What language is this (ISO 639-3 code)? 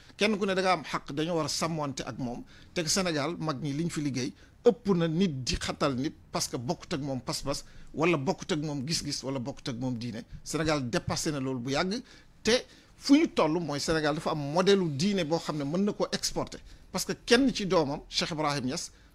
ara